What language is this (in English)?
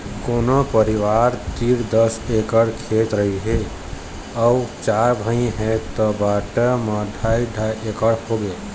Chhattisgarhi